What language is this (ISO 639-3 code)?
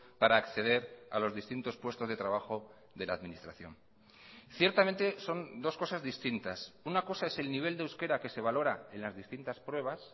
spa